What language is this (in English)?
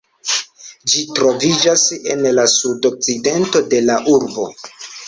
Esperanto